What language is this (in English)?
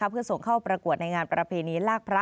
Thai